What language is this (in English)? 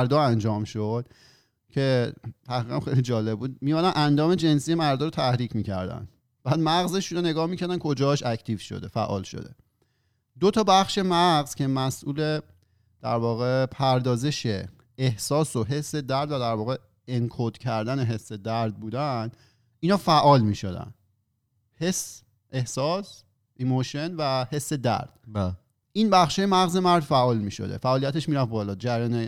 Persian